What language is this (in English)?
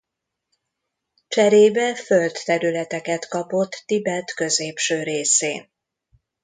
Hungarian